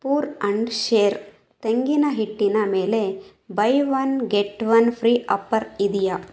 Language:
Kannada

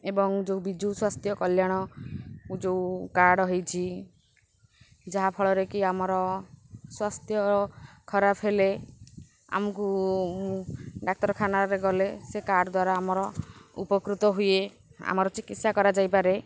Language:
Odia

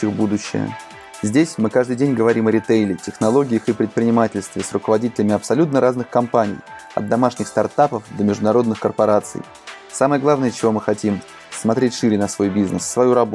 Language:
Russian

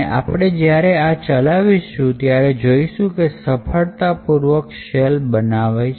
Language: Gujarati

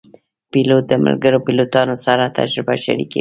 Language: Pashto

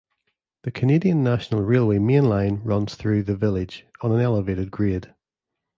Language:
English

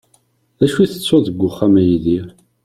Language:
Kabyle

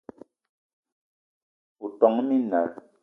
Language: Eton (Cameroon)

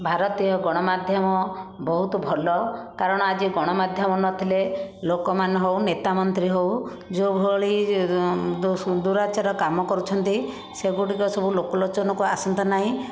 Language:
Odia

